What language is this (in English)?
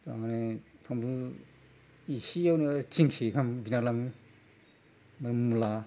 Bodo